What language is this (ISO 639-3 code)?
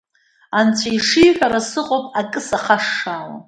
abk